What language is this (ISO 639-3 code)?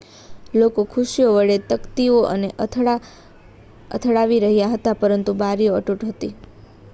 guj